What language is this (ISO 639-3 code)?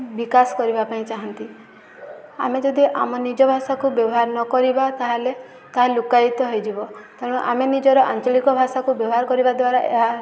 ori